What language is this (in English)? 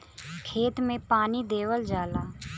Bhojpuri